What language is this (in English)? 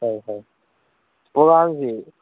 Manipuri